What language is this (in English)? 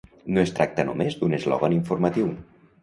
Catalan